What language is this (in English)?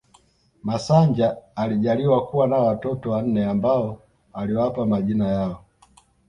Swahili